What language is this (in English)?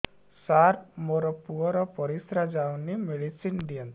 Odia